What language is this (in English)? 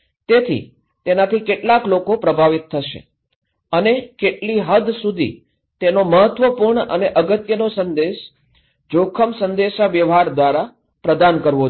Gujarati